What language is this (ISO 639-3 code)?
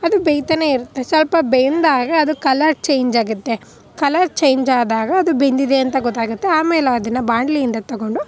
kan